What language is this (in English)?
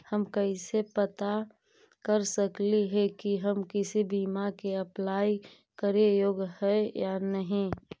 Magahi